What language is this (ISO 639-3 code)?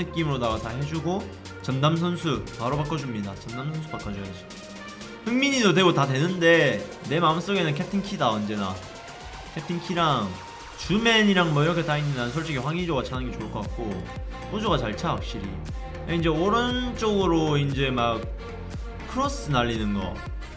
kor